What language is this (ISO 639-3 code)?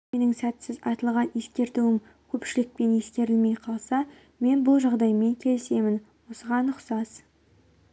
kaz